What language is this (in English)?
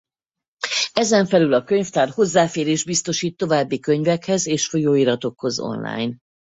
Hungarian